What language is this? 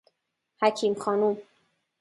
Persian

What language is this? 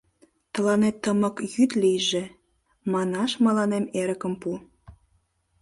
Mari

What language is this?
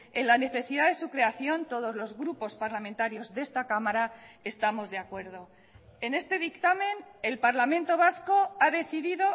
Spanish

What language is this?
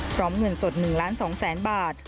Thai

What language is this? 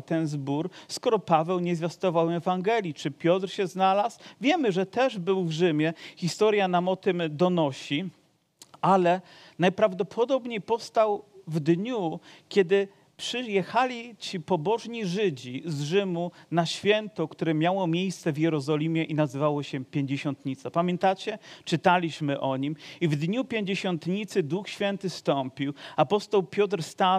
Polish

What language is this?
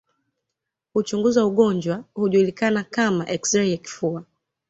Swahili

